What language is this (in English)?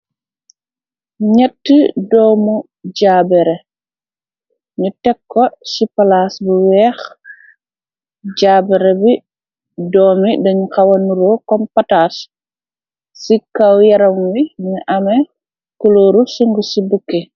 Wolof